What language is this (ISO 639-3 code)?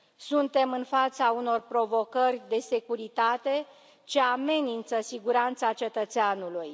ron